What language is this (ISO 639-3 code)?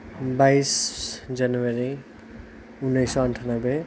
nep